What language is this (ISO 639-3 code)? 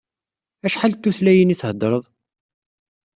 kab